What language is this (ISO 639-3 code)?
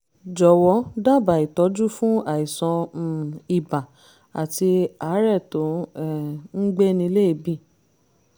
yor